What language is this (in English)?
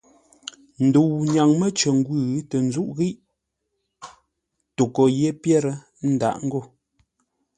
Ngombale